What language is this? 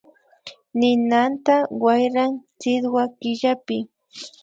Imbabura Highland Quichua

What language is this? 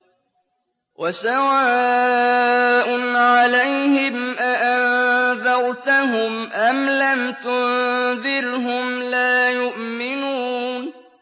Arabic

